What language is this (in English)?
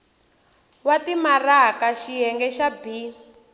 Tsonga